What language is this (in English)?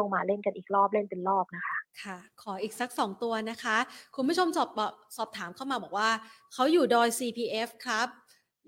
Thai